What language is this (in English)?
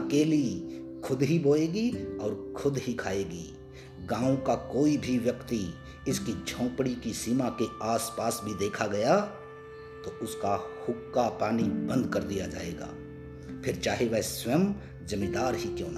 Hindi